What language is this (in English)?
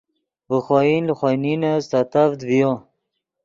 Yidgha